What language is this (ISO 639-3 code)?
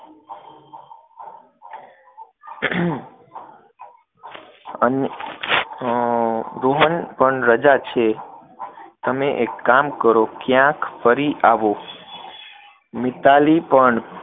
guj